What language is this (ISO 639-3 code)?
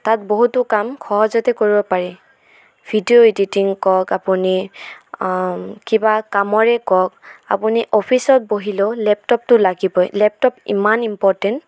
asm